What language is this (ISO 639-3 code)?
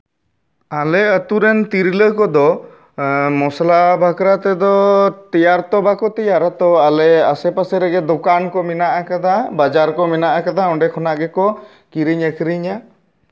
sat